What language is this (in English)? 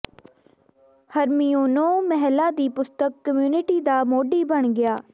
Punjabi